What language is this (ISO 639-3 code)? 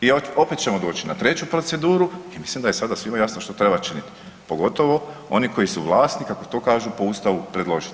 hrv